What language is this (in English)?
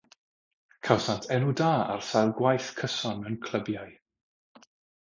Welsh